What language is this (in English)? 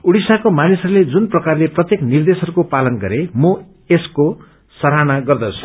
Nepali